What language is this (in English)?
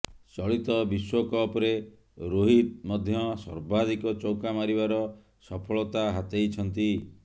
Odia